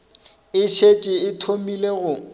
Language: Northern Sotho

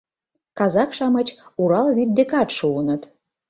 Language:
Mari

